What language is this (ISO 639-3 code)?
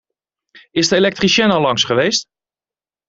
nld